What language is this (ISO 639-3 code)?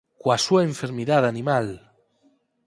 glg